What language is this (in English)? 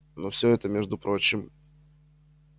Russian